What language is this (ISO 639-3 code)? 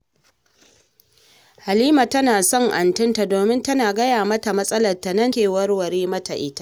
hau